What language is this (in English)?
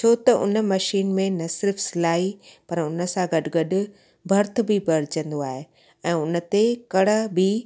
Sindhi